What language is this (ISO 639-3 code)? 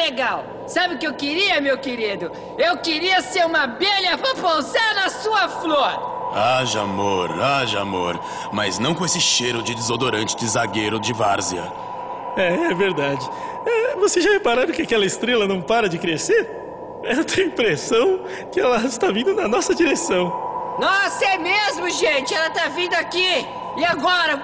por